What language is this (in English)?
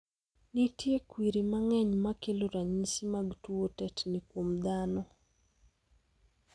Luo (Kenya and Tanzania)